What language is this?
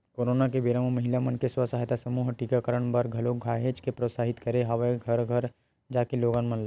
Chhattisgarhi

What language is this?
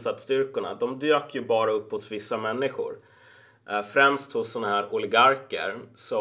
Swedish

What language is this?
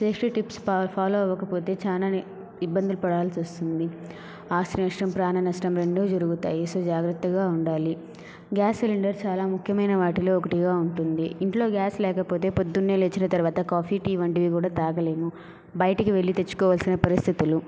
Telugu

